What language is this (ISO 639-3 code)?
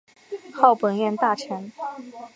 zho